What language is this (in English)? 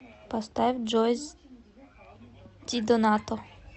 Russian